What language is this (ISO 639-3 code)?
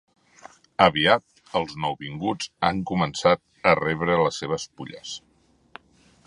cat